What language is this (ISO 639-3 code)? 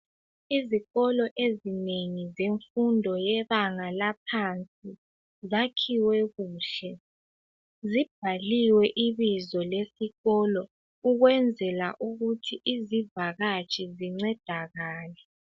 nde